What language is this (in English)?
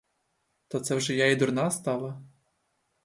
Ukrainian